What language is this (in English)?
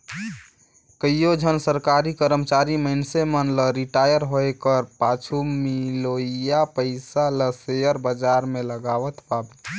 Chhattisgarhi